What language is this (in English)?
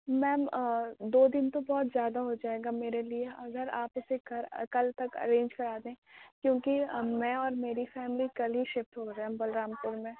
Urdu